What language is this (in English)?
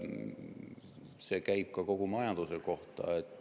Estonian